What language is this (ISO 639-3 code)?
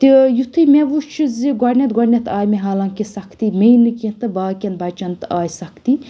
kas